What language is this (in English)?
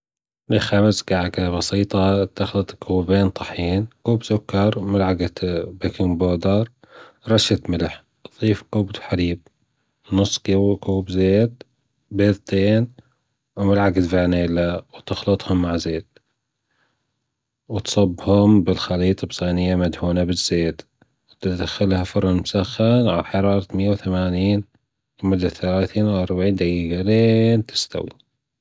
Gulf Arabic